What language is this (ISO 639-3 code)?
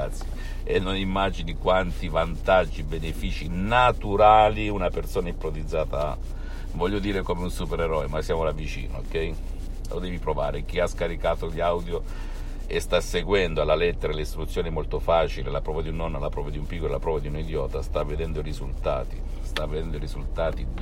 ita